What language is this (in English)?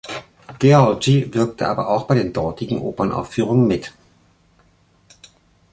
German